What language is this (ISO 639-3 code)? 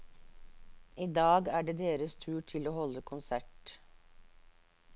nor